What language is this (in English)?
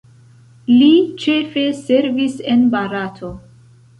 Esperanto